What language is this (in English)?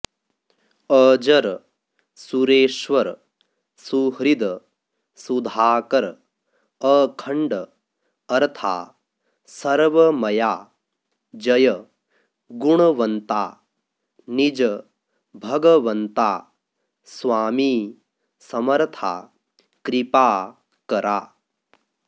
Sanskrit